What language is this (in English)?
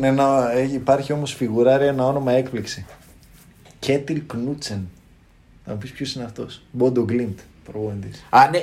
Greek